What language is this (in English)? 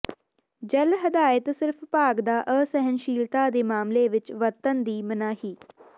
Punjabi